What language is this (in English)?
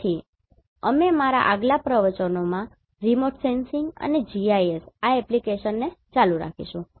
Gujarati